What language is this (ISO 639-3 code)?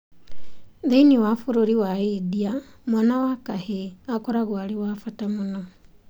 kik